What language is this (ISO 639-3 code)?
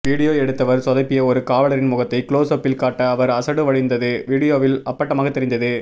tam